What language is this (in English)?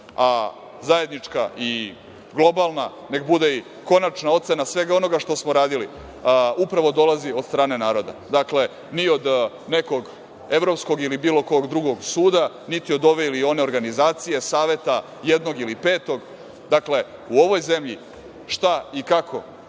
Serbian